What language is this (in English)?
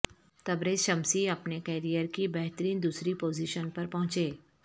Urdu